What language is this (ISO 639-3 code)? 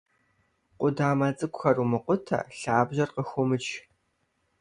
kbd